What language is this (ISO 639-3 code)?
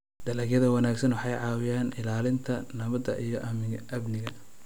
som